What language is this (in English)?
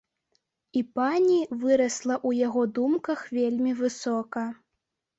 Belarusian